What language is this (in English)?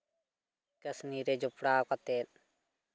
Santali